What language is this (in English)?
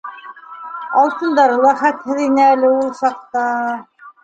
Bashkir